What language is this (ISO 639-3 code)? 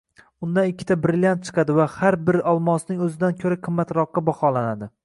uzb